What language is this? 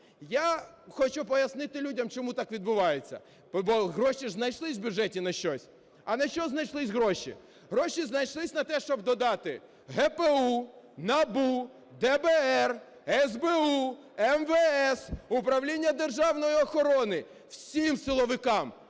Ukrainian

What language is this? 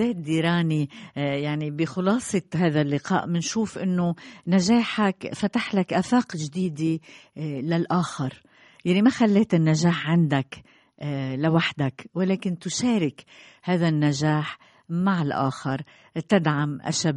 Arabic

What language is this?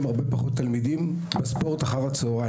Hebrew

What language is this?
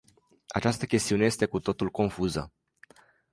Romanian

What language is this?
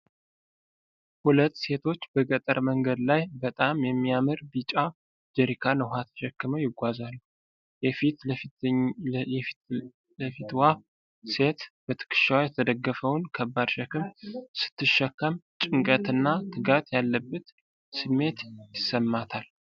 Amharic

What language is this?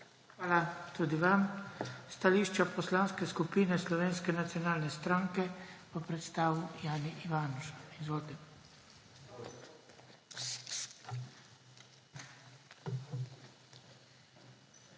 Slovenian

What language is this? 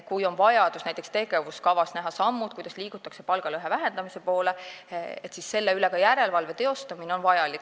Estonian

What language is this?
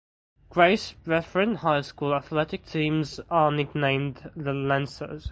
English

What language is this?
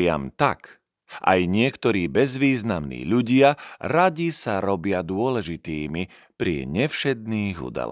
Slovak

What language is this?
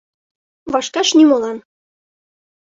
Mari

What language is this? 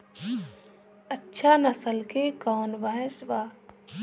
Bhojpuri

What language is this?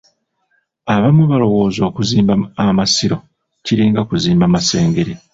Ganda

